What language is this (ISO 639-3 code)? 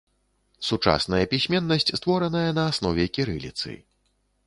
bel